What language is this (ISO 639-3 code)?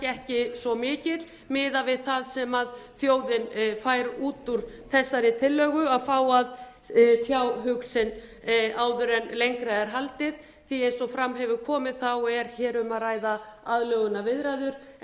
isl